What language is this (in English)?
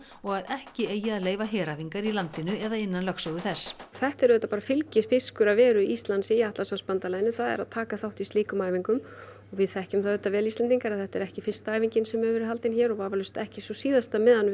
Icelandic